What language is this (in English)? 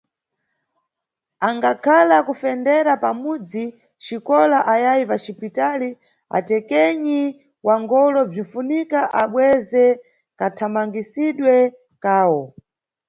Nyungwe